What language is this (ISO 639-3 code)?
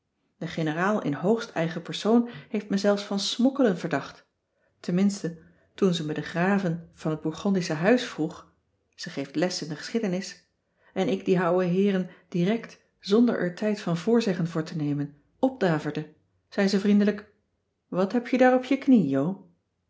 nld